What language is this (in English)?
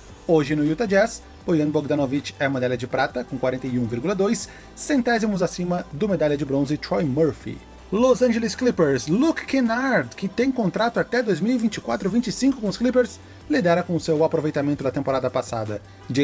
Portuguese